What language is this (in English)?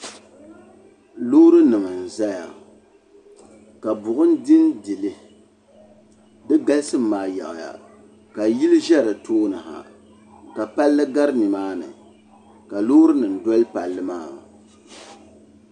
Dagbani